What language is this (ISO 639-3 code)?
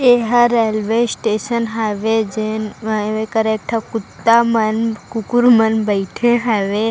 hne